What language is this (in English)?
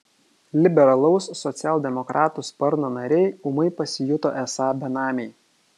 Lithuanian